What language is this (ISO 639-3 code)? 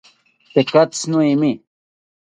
cpy